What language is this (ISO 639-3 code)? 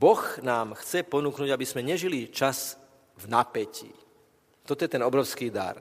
slk